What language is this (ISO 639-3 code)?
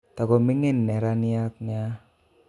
kln